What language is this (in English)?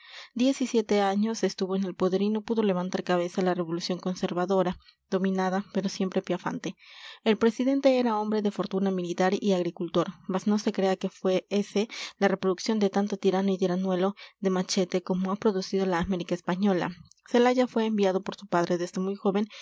Spanish